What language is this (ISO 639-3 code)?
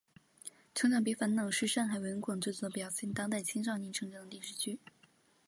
zho